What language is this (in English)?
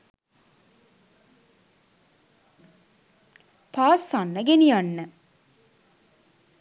Sinhala